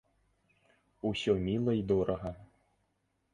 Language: Belarusian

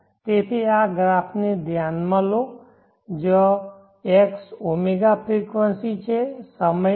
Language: Gujarati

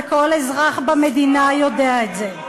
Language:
Hebrew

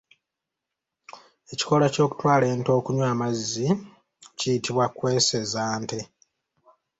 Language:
Ganda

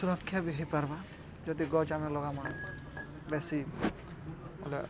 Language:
Odia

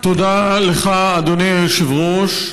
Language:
Hebrew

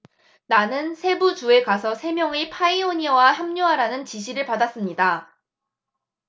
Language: Korean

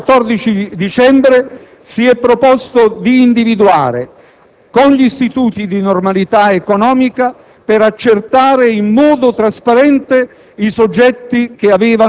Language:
Italian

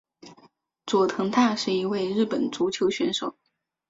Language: Chinese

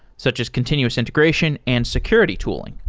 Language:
English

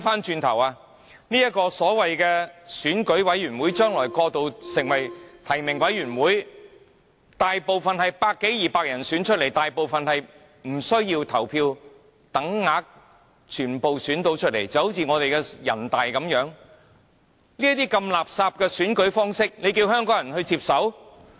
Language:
Cantonese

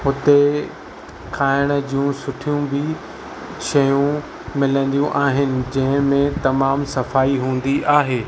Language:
Sindhi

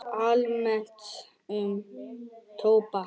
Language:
Icelandic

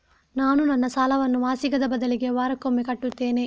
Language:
Kannada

